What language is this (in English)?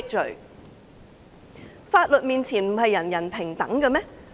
Cantonese